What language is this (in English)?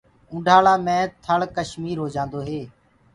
Gurgula